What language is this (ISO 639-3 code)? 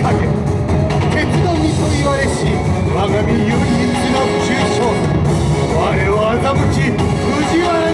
jpn